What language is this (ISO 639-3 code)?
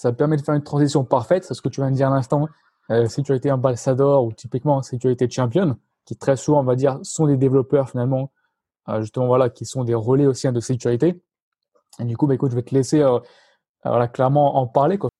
fra